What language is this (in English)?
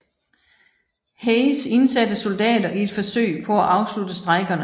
Danish